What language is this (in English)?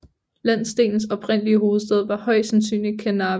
Danish